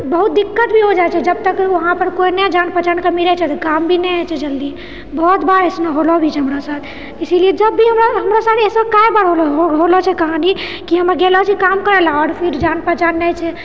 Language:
Maithili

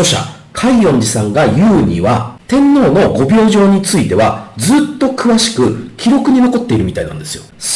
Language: Japanese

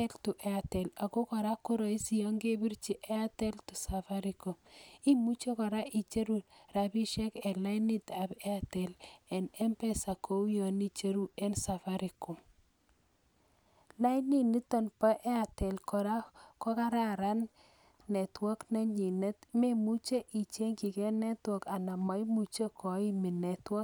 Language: Kalenjin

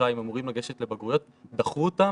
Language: Hebrew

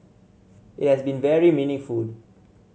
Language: English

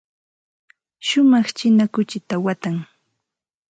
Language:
Santa Ana de Tusi Pasco Quechua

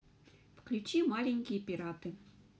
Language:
Russian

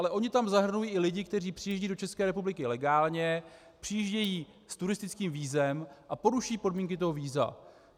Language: Czech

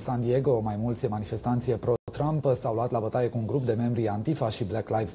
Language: Romanian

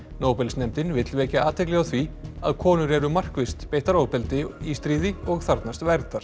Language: Icelandic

